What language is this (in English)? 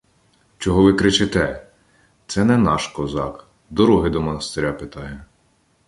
Ukrainian